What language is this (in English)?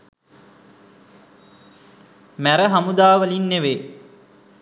Sinhala